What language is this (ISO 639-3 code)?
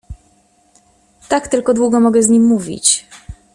pol